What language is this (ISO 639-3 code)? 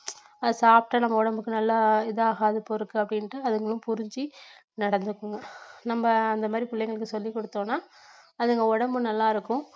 tam